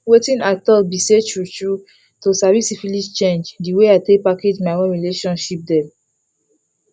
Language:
Nigerian Pidgin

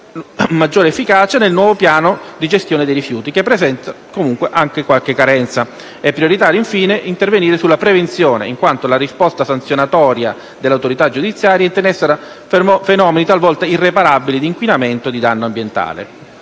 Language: Italian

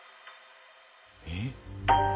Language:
Japanese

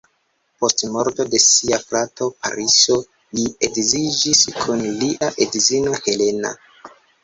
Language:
Esperanto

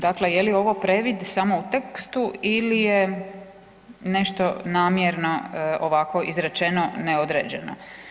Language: Croatian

